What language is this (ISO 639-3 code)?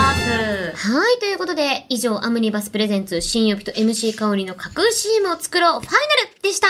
jpn